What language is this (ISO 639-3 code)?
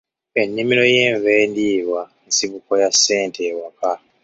lug